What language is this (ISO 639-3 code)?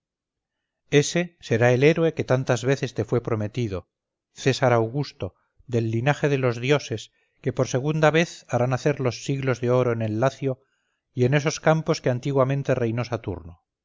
spa